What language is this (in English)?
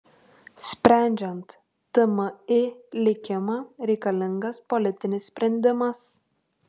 Lithuanian